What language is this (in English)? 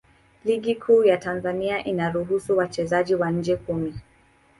Swahili